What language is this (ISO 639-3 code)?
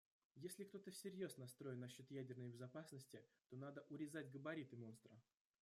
rus